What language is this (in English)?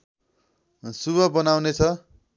Nepali